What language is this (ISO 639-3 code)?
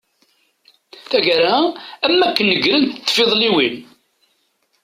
kab